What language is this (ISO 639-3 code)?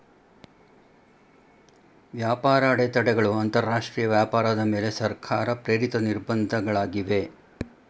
kan